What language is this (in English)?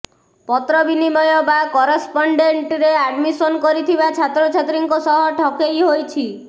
Odia